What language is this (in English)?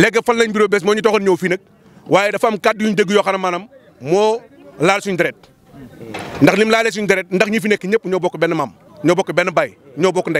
French